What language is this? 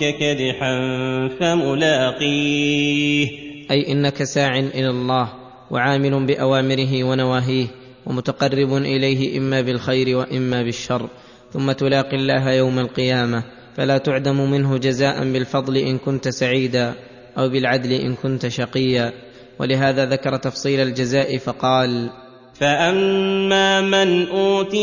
Arabic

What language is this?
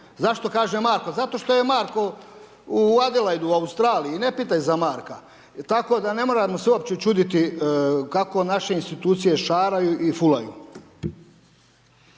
Croatian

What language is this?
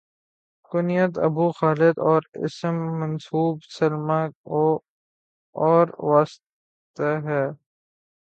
Urdu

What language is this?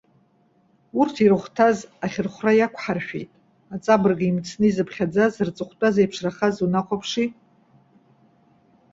Abkhazian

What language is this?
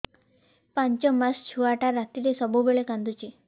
Odia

